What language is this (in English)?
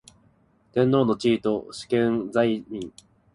Japanese